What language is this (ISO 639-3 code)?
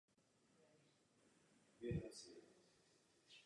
ces